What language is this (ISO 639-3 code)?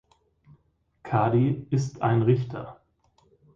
deu